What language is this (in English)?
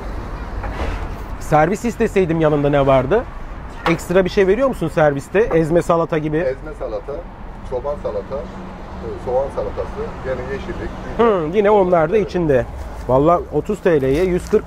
Turkish